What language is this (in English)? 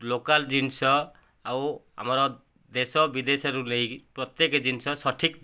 Odia